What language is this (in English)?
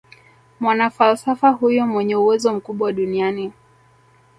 Swahili